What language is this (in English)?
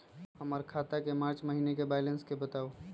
Magahi